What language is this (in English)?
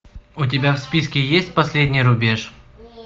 Russian